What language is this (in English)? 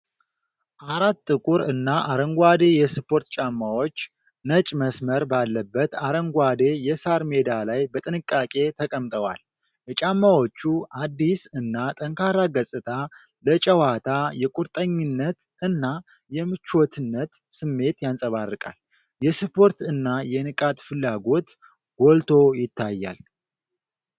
Amharic